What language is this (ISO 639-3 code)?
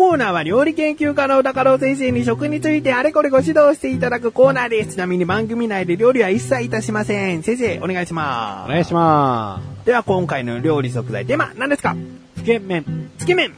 jpn